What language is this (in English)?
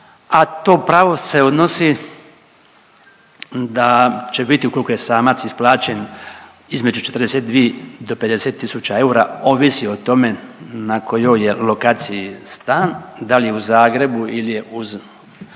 Croatian